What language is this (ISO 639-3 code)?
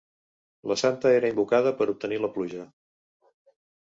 cat